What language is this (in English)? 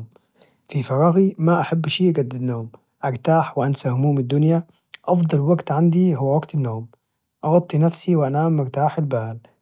Najdi Arabic